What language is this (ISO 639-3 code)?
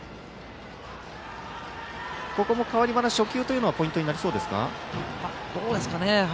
jpn